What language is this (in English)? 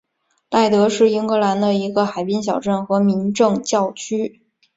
Chinese